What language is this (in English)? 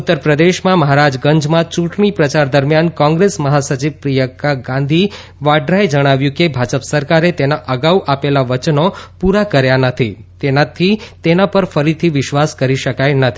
Gujarati